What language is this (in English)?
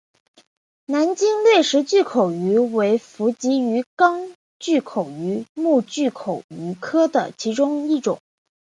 Chinese